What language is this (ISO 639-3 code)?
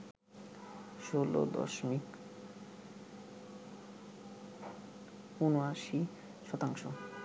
ben